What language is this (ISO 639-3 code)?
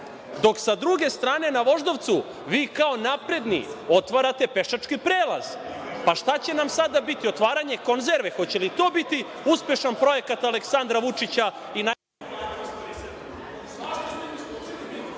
srp